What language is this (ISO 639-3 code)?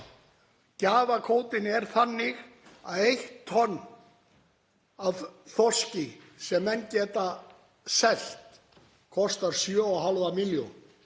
isl